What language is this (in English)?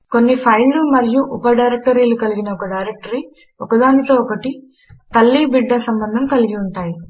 Telugu